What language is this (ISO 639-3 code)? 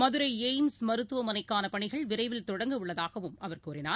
tam